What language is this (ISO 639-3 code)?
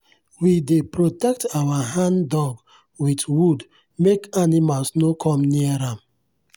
pcm